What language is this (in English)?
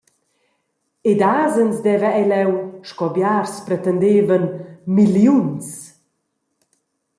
Romansh